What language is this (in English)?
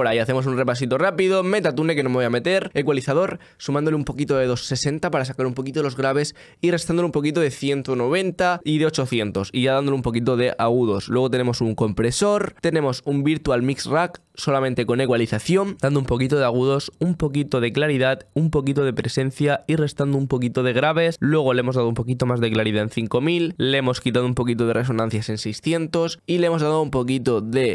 Spanish